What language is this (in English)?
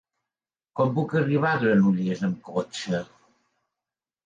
Catalan